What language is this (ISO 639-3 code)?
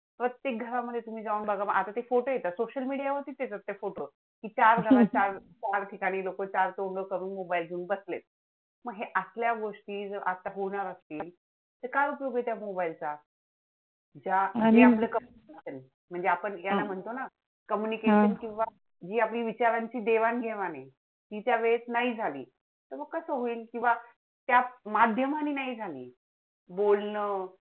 mar